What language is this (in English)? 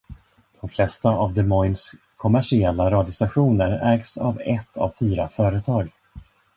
Swedish